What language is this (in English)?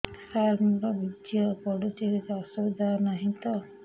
Odia